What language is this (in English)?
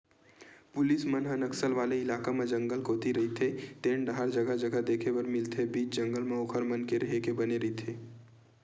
Chhattisgarhi